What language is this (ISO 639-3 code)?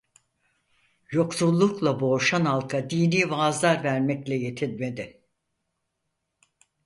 tur